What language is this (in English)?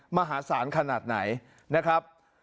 Thai